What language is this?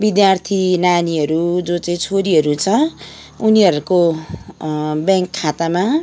Nepali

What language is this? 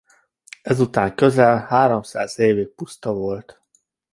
Hungarian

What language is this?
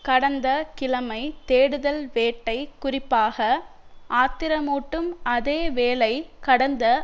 Tamil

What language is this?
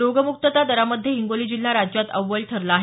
Marathi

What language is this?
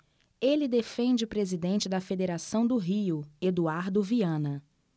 Portuguese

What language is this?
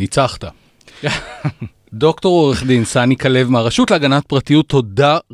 Hebrew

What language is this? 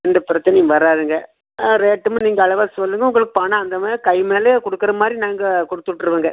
Tamil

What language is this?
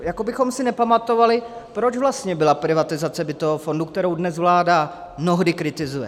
Czech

